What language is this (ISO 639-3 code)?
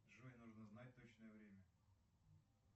rus